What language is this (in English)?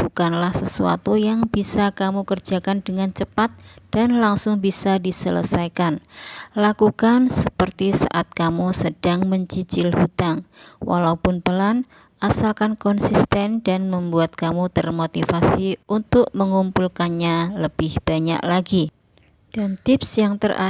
Indonesian